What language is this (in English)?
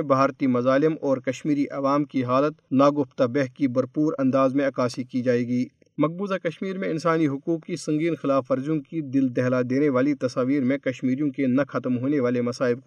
Urdu